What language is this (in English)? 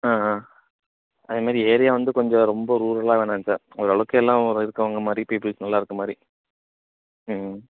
Tamil